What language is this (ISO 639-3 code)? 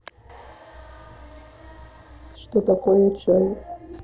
rus